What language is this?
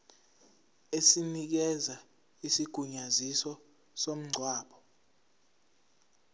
Zulu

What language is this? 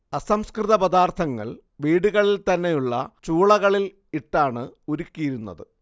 Malayalam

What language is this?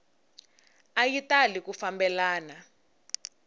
Tsonga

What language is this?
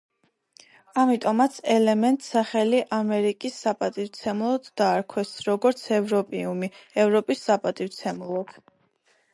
Georgian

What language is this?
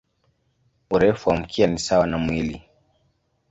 Swahili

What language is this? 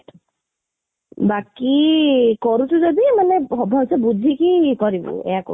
Odia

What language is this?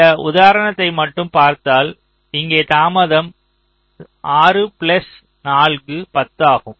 Tamil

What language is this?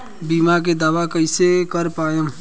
Bhojpuri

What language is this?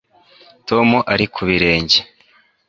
Kinyarwanda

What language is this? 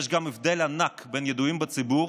Hebrew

